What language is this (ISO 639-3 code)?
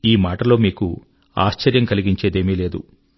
tel